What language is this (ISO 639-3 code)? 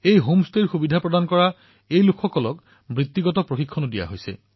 asm